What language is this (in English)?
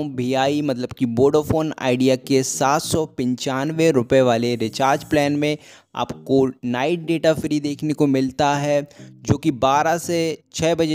Hindi